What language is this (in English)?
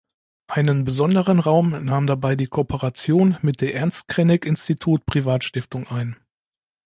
German